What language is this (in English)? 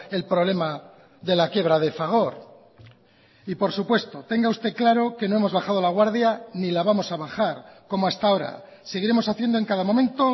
Spanish